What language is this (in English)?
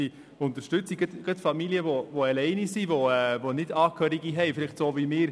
Swiss German